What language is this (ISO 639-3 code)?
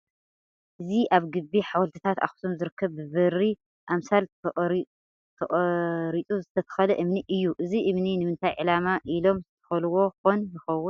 tir